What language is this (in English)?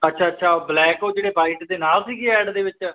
Punjabi